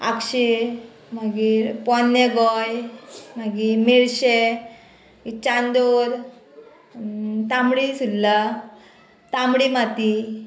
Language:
Konkani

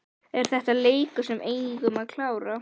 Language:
Icelandic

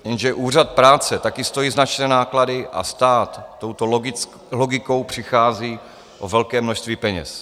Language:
Czech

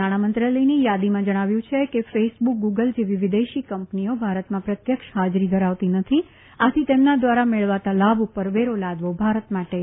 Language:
Gujarati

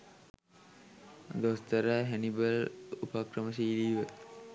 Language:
Sinhala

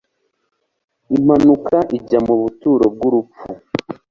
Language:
Kinyarwanda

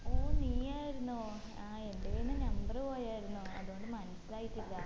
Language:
Malayalam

